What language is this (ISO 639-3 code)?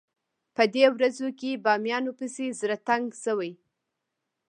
pus